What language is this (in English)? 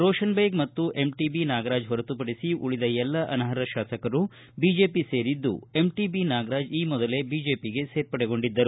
Kannada